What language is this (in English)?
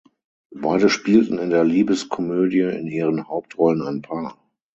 German